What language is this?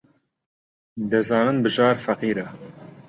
Central Kurdish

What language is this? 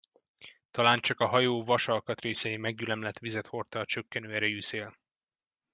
Hungarian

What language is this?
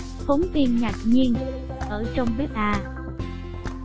Vietnamese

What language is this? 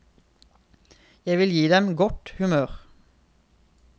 Norwegian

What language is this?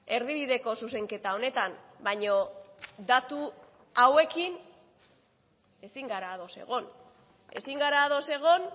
Basque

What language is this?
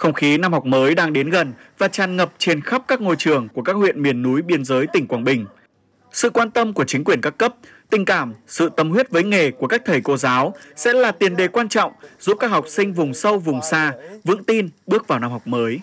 Vietnamese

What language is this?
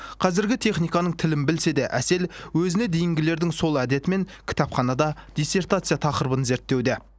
Kazakh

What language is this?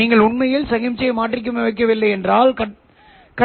Tamil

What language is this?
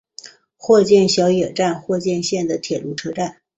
Chinese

